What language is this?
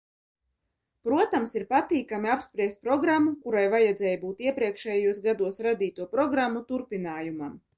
Latvian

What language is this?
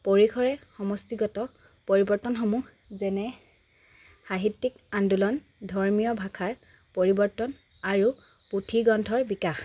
Assamese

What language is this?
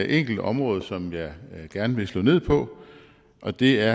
Danish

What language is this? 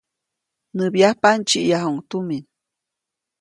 Copainalá Zoque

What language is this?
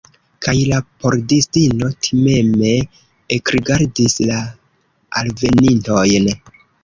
Esperanto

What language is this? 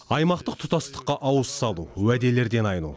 Kazakh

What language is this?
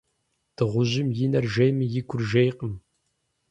Kabardian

